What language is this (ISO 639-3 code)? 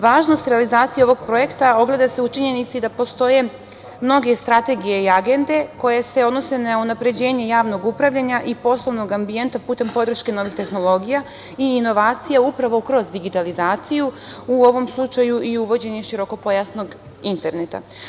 srp